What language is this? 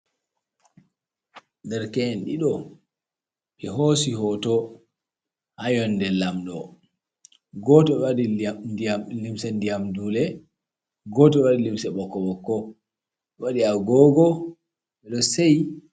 Fula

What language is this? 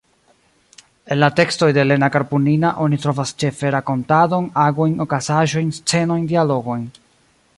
Esperanto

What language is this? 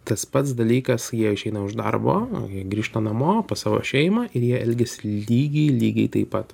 Lithuanian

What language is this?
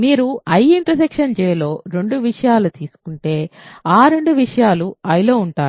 Telugu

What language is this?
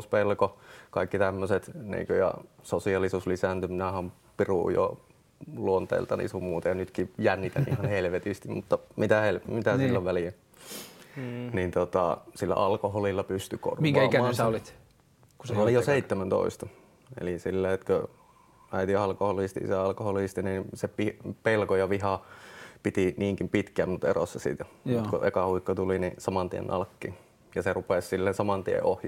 Finnish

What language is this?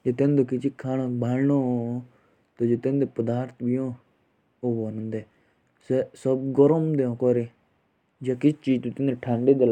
Jaunsari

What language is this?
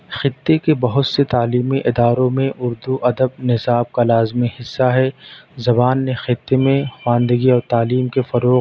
Urdu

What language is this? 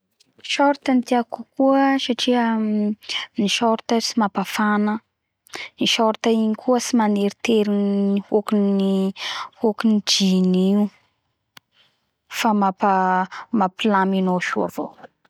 Bara Malagasy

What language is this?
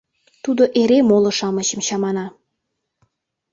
Mari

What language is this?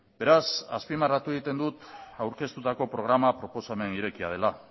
Basque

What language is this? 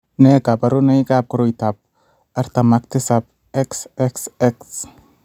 Kalenjin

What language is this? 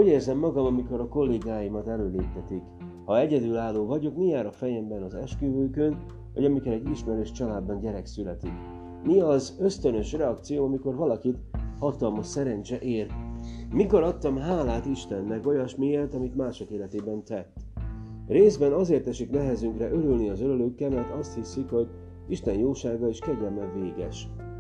Hungarian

